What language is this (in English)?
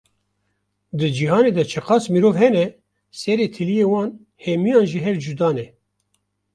Kurdish